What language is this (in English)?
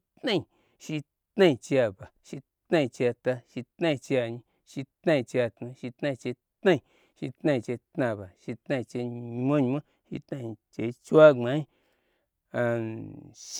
Gbagyi